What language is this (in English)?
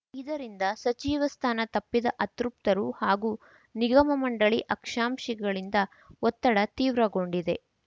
Kannada